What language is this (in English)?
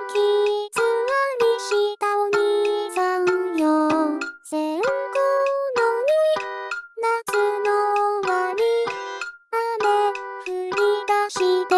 Japanese